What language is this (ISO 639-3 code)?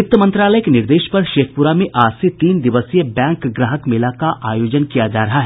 hin